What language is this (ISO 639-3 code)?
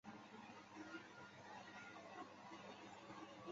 zho